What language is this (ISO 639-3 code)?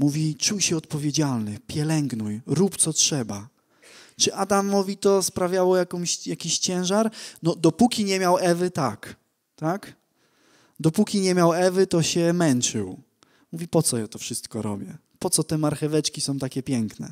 pol